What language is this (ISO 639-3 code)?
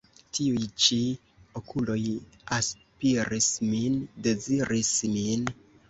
epo